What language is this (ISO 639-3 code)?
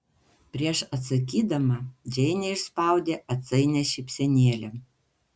lit